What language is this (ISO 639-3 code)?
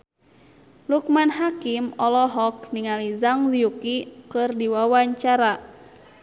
sun